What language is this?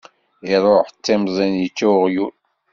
Kabyle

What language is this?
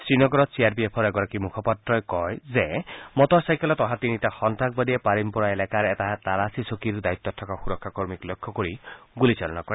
Assamese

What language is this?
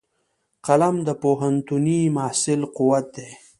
Pashto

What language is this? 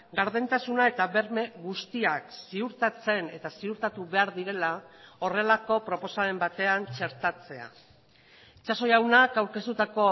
Basque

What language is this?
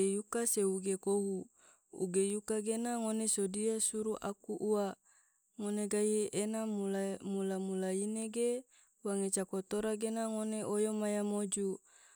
Tidore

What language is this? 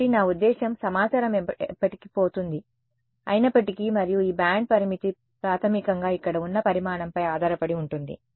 Telugu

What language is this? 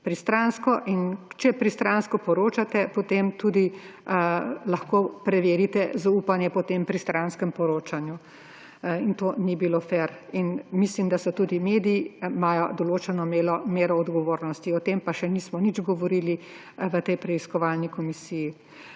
Slovenian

